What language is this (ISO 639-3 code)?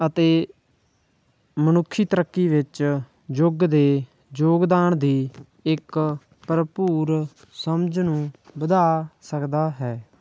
pan